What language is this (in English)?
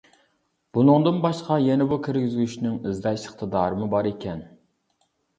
Uyghur